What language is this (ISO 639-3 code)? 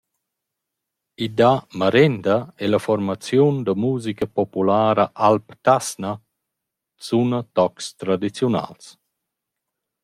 roh